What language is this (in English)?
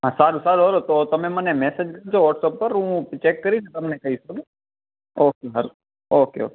Gujarati